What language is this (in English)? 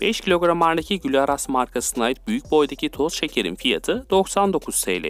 Turkish